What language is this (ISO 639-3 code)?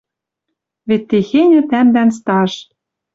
mrj